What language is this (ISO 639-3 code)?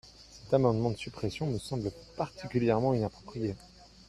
fra